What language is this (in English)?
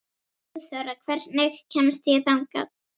Icelandic